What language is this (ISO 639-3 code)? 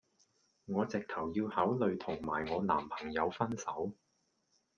yue